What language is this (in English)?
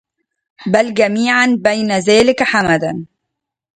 Arabic